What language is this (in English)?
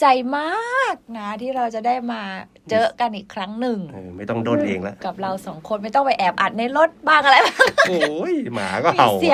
Thai